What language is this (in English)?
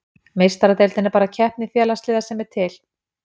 Icelandic